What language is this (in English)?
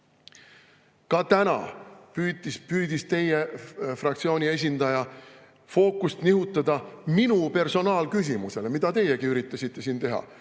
Estonian